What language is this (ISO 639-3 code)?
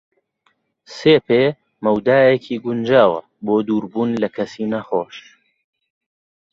ckb